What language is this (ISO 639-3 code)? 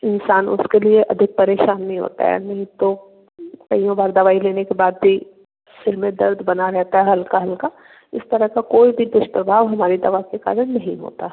hin